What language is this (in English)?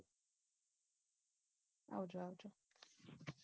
Gujarati